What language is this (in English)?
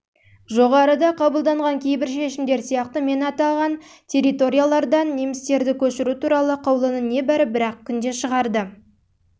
Kazakh